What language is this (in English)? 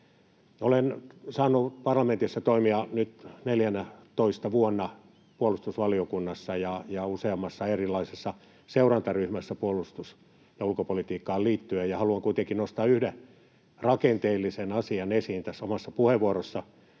Finnish